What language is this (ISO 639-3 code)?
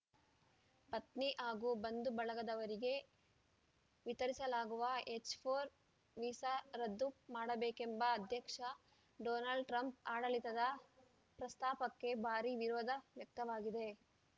kan